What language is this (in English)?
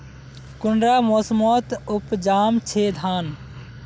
Magahi